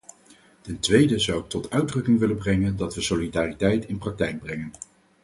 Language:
Dutch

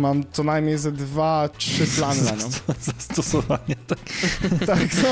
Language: Polish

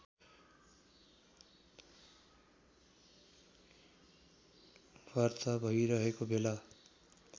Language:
Nepali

